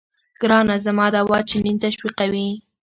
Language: Pashto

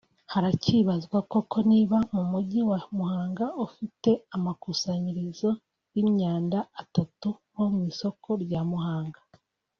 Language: Kinyarwanda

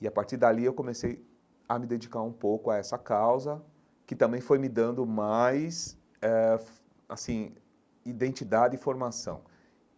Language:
Portuguese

